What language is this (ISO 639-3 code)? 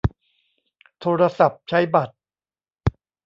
tha